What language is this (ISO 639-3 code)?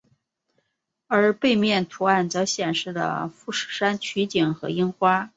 zho